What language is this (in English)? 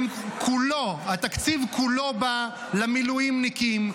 Hebrew